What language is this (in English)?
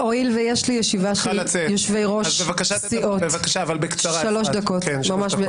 Hebrew